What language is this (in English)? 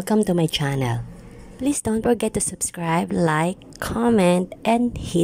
English